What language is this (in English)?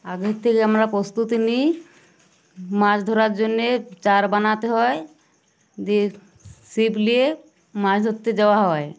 Bangla